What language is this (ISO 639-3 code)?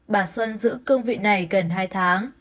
vie